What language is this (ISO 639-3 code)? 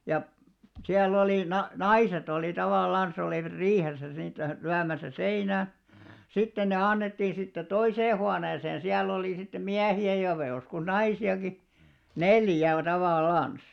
fin